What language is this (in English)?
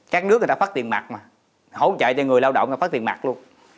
Vietnamese